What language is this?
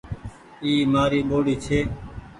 Goaria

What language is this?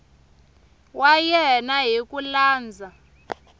Tsonga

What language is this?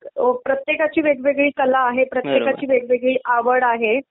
Marathi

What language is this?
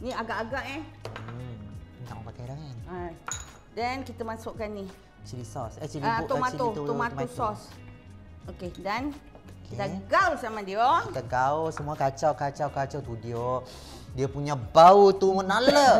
Malay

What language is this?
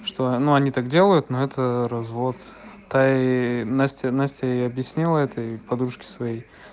Russian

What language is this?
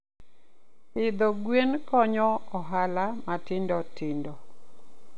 Luo (Kenya and Tanzania)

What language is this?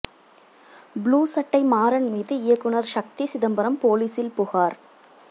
Tamil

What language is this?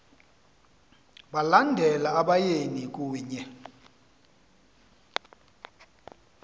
Xhosa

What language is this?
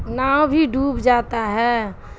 Urdu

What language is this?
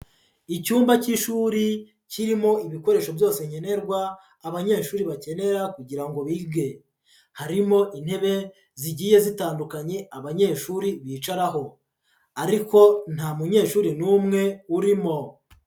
Kinyarwanda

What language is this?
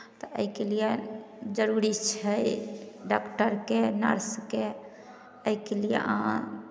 Maithili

